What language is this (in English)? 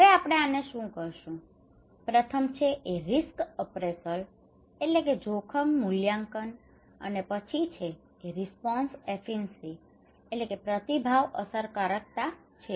Gujarati